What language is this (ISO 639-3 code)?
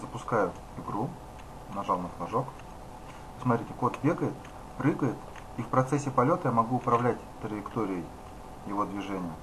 rus